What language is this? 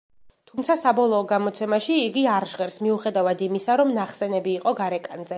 Georgian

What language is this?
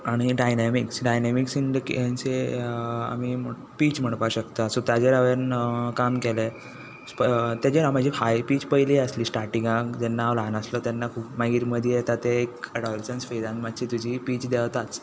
Konkani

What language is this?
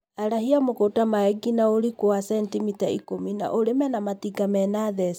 Kikuyu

